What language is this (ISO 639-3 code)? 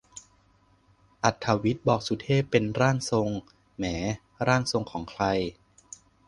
tha